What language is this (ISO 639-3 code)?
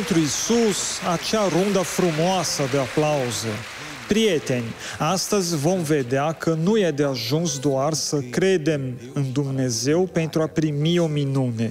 ron